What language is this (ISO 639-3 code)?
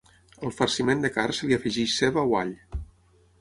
cat